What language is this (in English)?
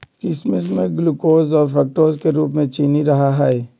Magahi